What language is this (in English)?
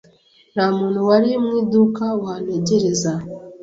Kinyarwanda